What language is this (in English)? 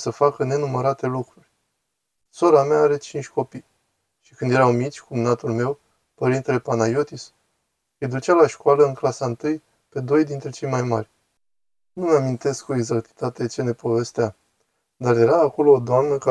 Romanian